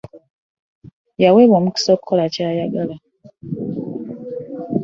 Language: Ganda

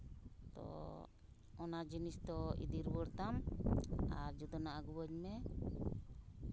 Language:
Santali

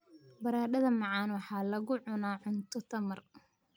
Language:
Somali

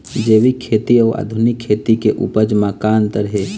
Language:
Chhattisgarhi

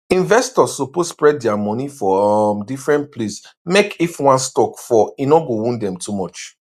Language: Nigerian Pidgin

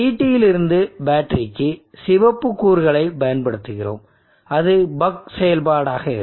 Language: Tamil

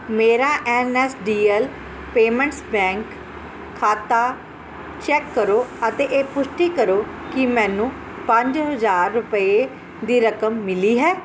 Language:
Punjabi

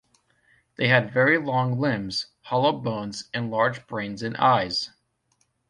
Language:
English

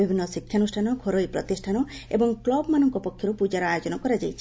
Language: Odia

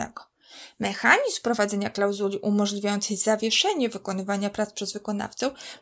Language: Polish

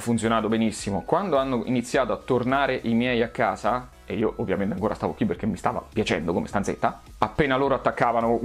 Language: Italian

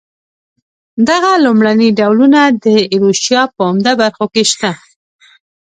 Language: Pashto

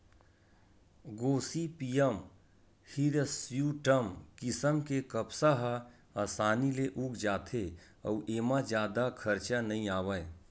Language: Chhattisgarhi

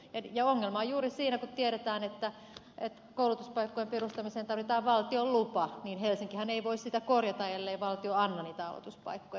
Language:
Finnish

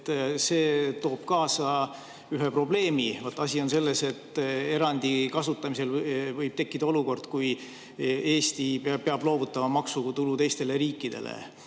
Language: Estonian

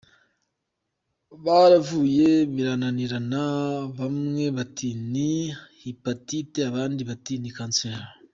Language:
Kinyarwanda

